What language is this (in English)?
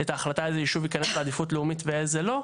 Hebrew